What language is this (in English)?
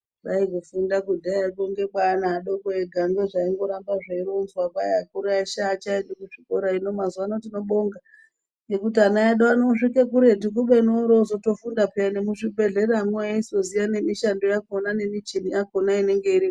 Ndau